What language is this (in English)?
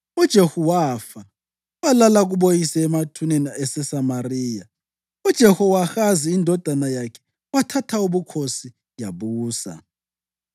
North Ndebele